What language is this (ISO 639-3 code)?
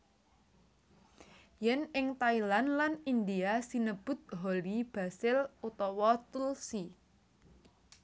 jav